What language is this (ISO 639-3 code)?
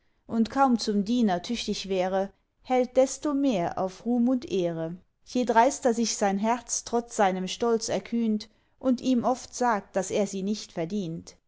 deu